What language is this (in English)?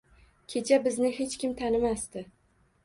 Uzbek